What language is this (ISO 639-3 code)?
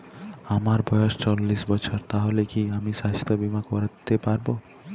ben